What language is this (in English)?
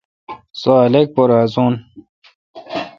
Kalkoti